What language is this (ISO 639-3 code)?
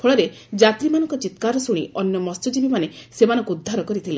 ori